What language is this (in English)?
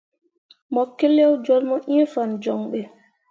Mundang